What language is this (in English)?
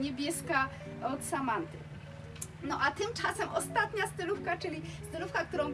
Polish